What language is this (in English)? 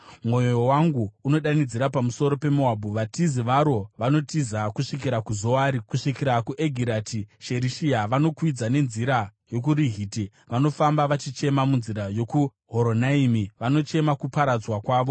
Shona